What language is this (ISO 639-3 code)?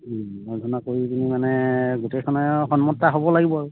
asm